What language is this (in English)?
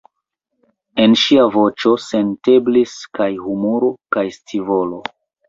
Esperanto